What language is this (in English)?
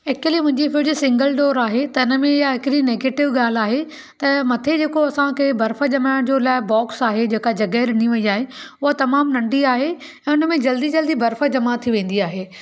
Sindhi